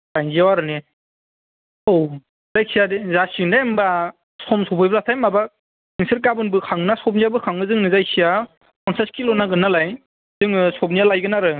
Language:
Bodo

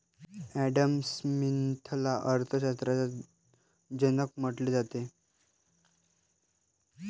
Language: Marathi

